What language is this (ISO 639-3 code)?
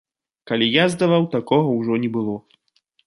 bel